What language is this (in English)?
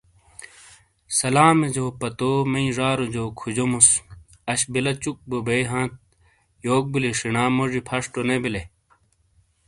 Shina